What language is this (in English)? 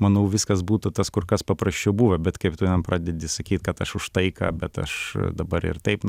Lithuanian